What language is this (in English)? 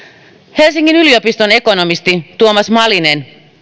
Finnish